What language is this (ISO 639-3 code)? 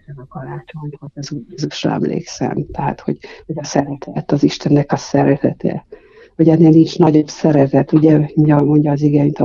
hun